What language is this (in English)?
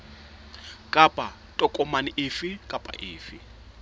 Southern Sotho